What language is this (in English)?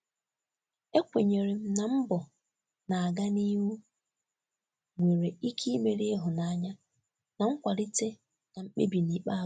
Igbo